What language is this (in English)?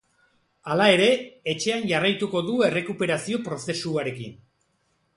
Basque